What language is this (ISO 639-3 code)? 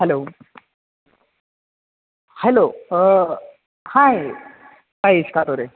mar